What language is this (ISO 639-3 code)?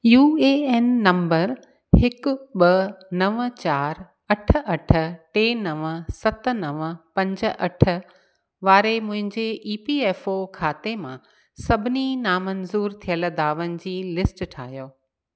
snd